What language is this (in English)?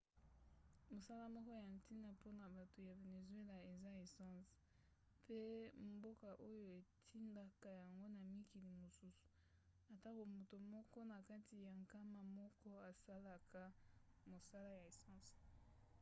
Lingala